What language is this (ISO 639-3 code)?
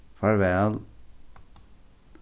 fao